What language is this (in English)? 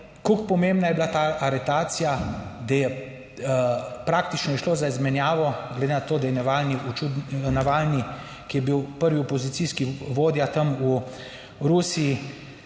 Slovenian